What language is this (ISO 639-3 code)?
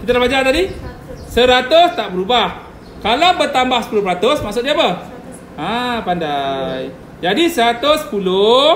msa